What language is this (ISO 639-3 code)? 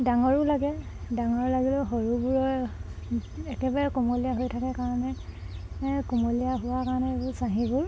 asm